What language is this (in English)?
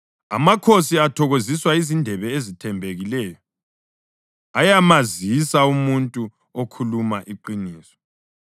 North Ndebele